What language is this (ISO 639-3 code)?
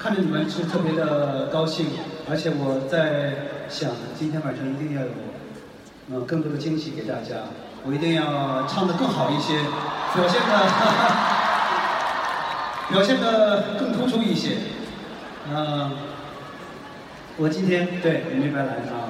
zho